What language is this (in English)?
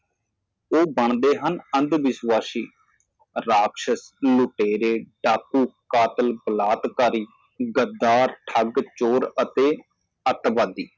Punjabi